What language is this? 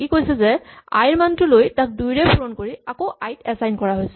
Assamese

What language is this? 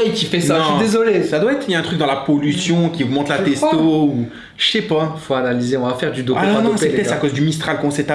French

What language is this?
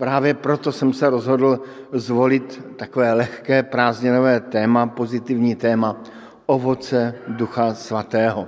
Czech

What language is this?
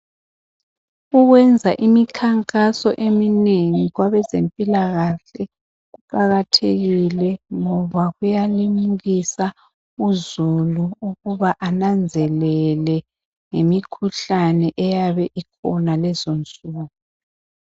North Ndebele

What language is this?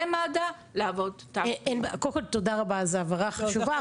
Hebrew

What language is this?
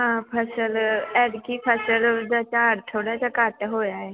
Punjabi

